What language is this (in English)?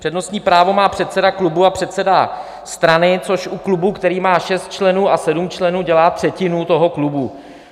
Czech